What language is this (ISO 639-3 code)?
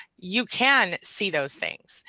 eng